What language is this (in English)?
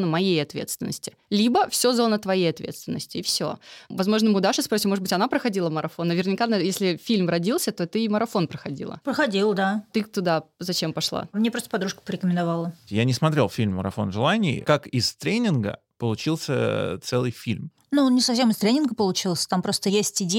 Russian